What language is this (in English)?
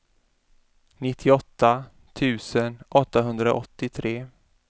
Swedish